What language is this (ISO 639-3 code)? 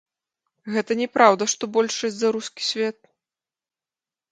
bel